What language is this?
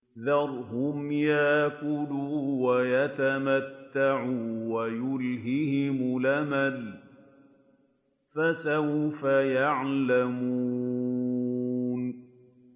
Arabic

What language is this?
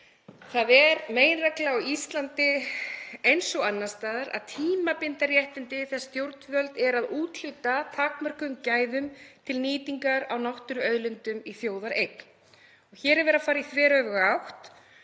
Icelandic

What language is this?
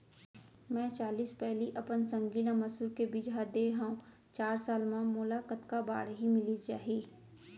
Chhattisgarhi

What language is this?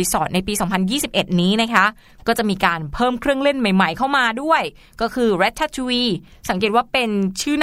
Thai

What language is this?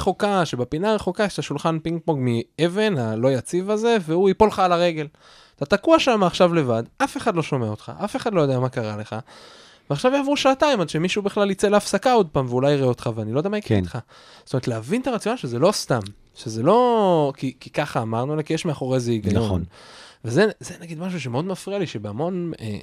Hebrew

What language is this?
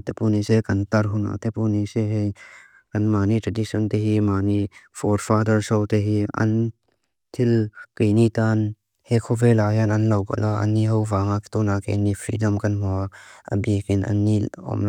Mizo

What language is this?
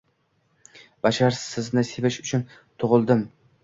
Uzbek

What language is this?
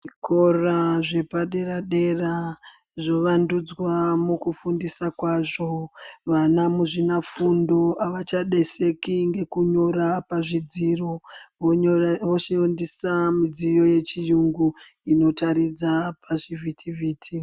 Ndau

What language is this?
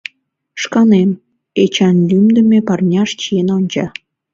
Mari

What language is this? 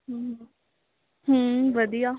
Punjabi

